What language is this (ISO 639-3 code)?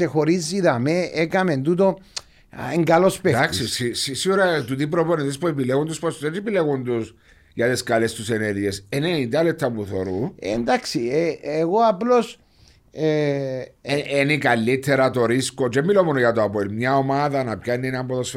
ell